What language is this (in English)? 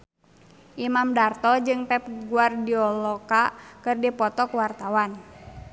Sundanese